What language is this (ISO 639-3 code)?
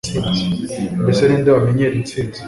kin